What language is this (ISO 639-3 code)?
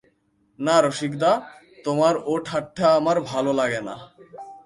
ben